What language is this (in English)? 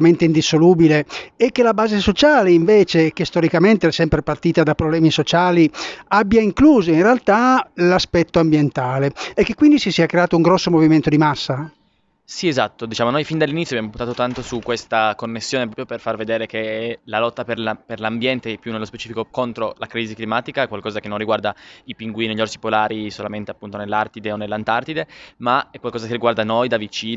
Italian